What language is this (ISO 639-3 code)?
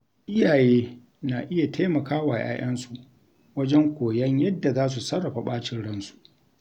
hau